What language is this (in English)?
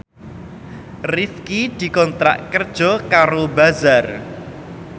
Javanese